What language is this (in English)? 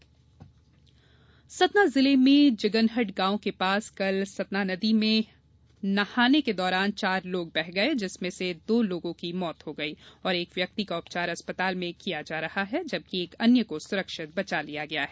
Hindi